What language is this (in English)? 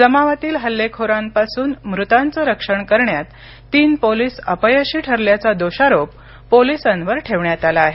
Marathi